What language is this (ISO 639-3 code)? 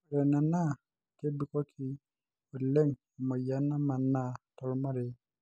mas